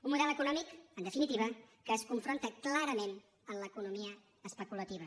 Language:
Catalan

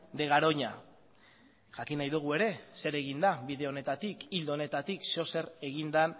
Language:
Basque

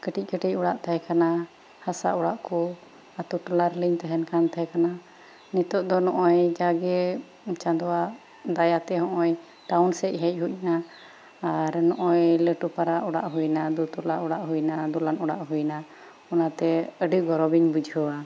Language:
Santali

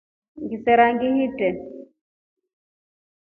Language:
Rombo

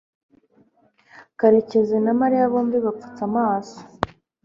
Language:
Kinyarwanda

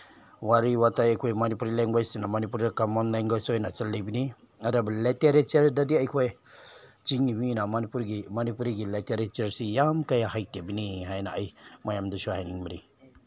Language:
Manipuri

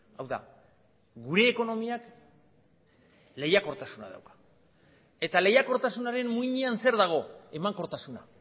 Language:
Basque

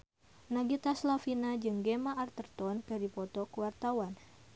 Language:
Sundanese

